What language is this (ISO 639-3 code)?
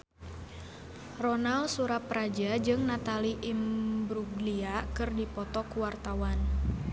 sun